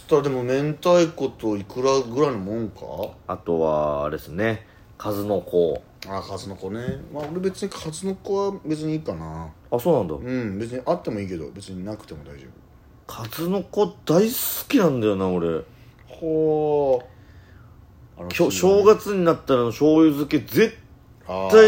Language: Japanese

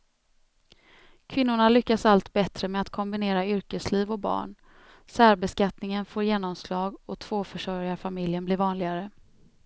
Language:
Swedish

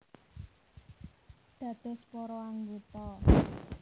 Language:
Javanese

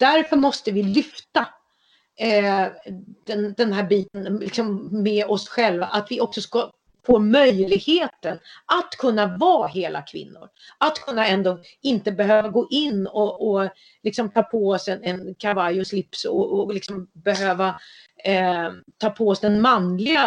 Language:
Swedish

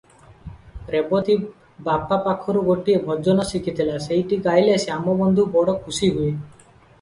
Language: Odia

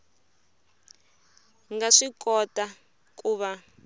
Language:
Tsonga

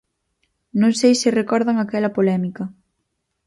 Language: Galician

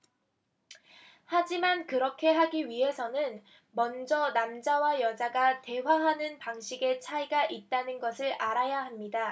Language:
Korean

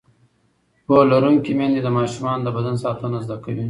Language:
Pashto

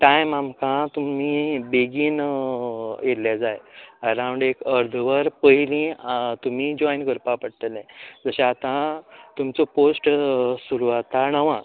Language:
Konkani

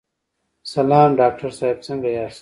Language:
Pashto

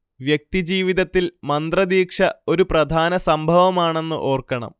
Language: Malayalam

